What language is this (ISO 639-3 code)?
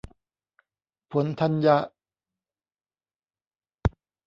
tha